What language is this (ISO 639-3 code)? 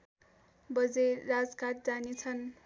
nep